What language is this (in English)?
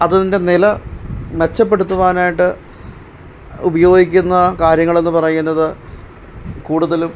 Malayalam